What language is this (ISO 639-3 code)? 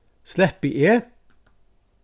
fao